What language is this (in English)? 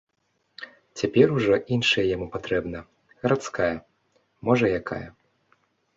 Belarusian